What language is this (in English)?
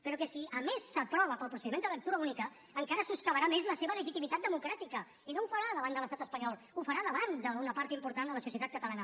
Catalan